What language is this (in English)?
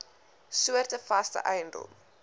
Afrikaans